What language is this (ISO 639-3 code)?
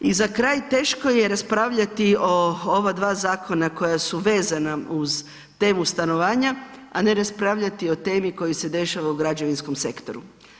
hrv